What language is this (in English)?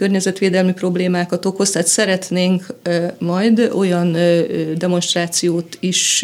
Hungarian